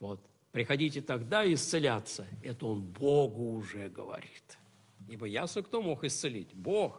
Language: Russian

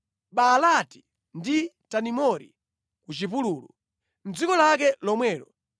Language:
Nyanja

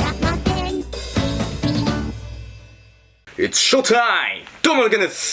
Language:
Japanese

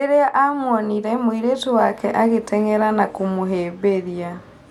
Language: Kikuyu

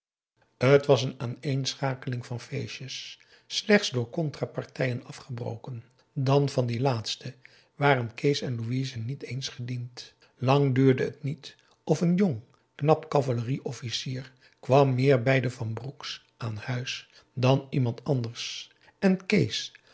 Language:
Dutch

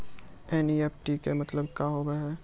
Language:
Maithili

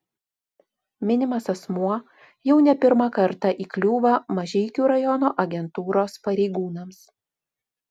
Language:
Lithuanian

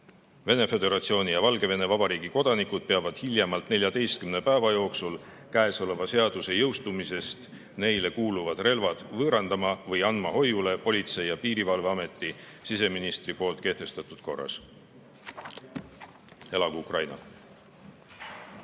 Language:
Estonian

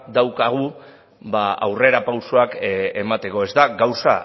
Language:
Basque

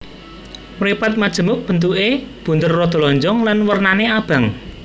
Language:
Javanese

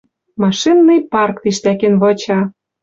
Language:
Western Mari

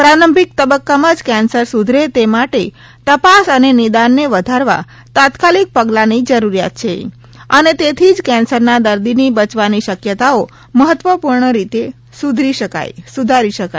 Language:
Gujarati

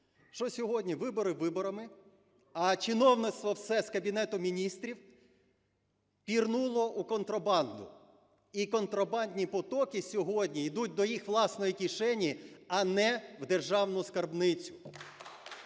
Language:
Ukrainian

